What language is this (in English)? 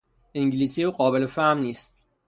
Persian